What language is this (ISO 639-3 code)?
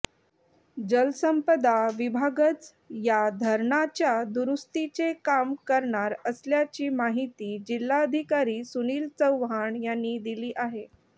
mar